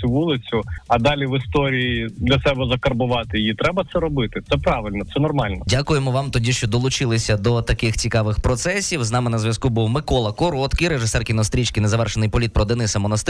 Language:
Ukrainian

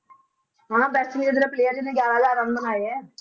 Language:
Punjabi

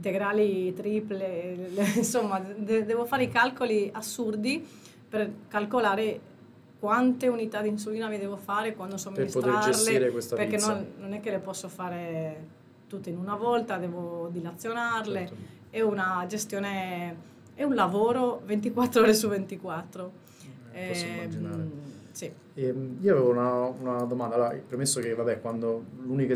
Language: Italian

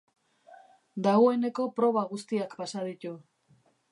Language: Basque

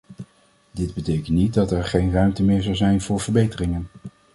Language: Dutch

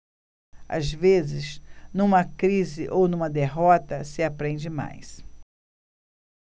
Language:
Portuguese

